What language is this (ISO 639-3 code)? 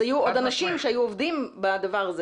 heb